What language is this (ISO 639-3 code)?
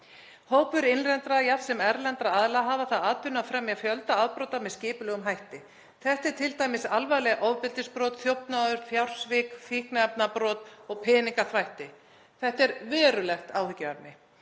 isl